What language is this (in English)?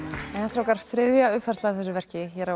Icelandic